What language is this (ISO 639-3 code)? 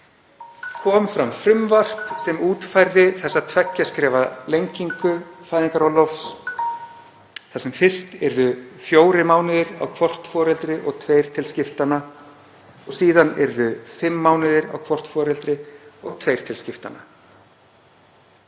isl